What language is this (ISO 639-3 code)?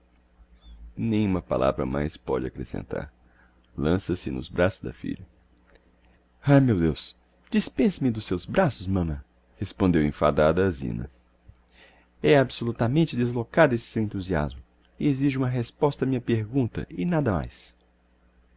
por